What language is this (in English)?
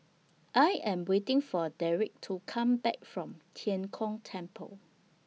English